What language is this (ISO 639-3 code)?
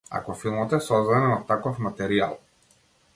mkd